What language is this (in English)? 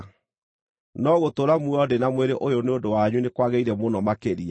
Kikuyu